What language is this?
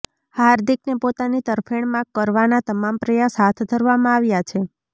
Gujarati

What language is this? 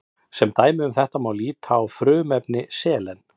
Icelandic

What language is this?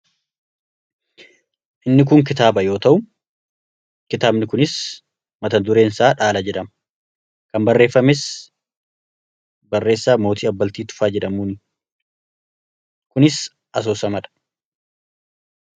Oromo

